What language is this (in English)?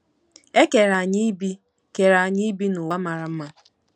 Igbo